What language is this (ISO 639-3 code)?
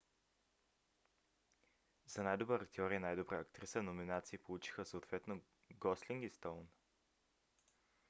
bul